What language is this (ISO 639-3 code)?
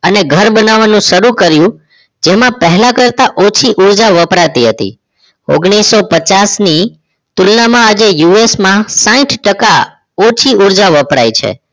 guj